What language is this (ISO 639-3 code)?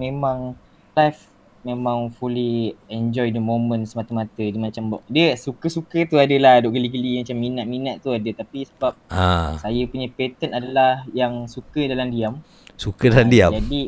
msa